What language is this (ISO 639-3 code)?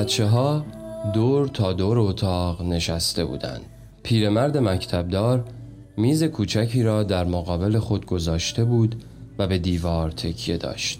fas